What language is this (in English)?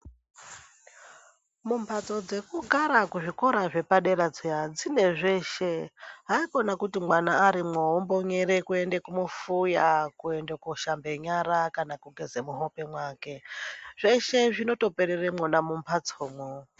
Ndau